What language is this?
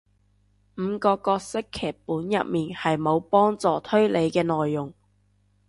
Cantonese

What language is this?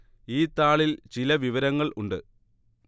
Malayalam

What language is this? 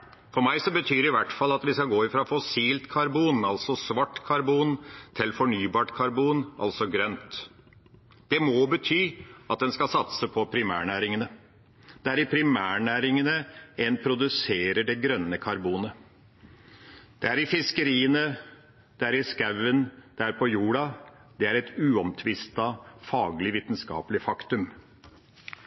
Norwegian Bokmål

